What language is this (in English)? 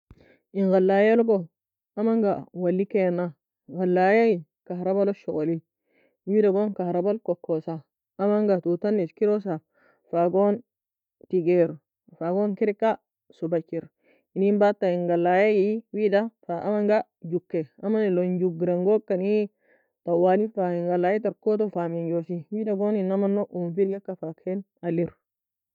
Nobiin